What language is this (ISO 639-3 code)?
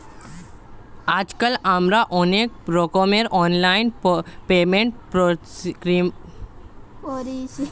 ben